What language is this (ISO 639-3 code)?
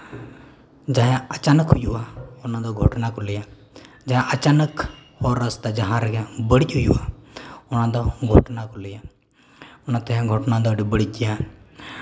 sat